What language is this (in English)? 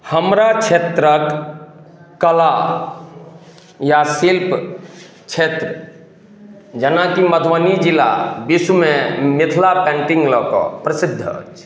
Maithili